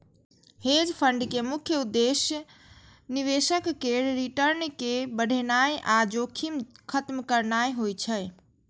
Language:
Maithili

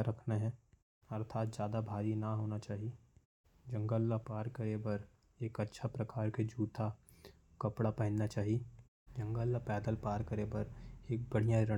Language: Korwa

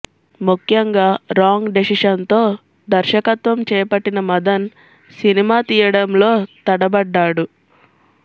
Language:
Telugu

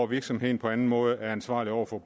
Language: Danish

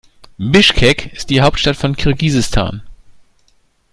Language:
German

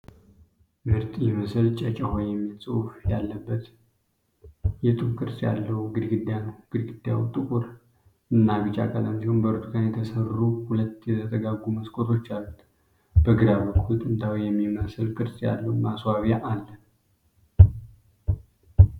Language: Amharic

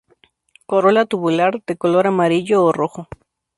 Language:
Spanish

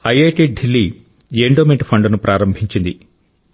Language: Telugu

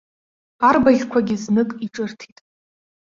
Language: Abkhazian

